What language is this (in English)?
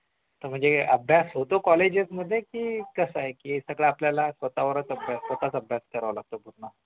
Marathi